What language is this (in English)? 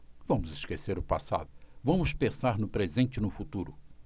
Portuguese